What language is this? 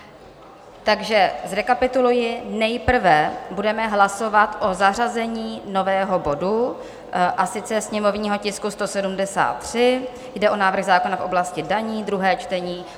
Czech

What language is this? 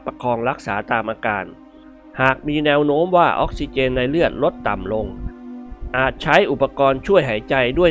Thai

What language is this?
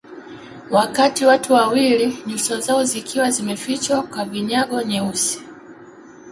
Swahili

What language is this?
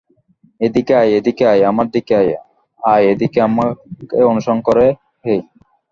Bangla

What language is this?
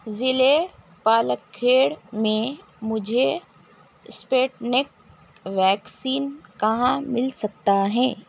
Urdu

